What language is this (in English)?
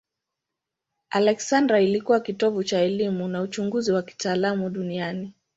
Swahili